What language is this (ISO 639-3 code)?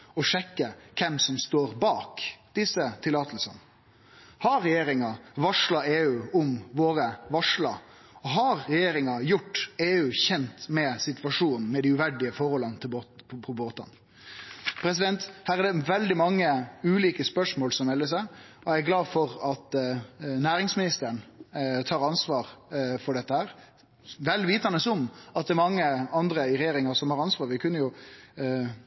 nno